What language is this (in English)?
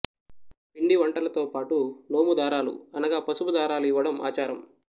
Telugu